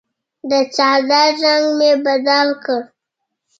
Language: Pashto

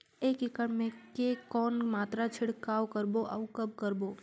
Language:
Chhattisgarhi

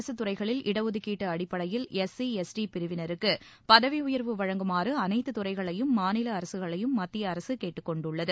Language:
Tamil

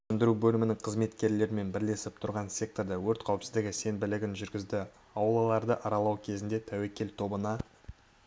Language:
Kazakh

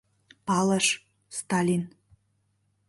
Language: Mari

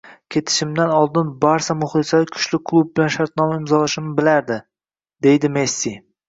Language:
Uzbek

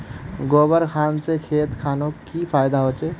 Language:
Magahi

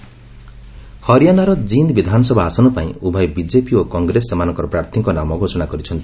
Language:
Odia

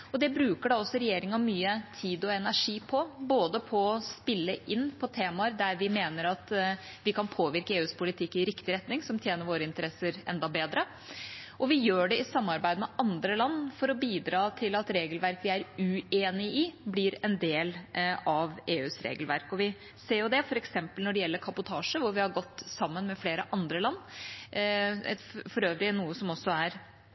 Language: Norwegian Bokmål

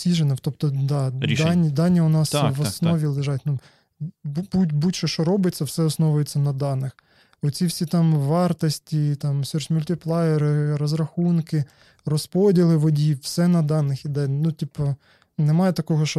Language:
Ukrainian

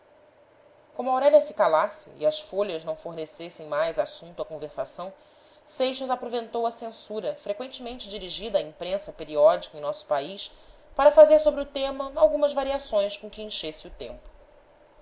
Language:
Portuguese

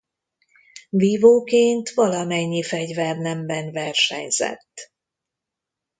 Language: Hungarian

